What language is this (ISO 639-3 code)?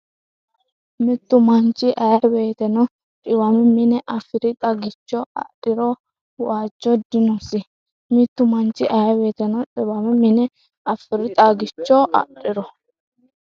sid